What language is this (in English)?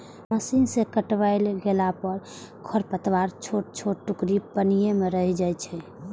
Maithili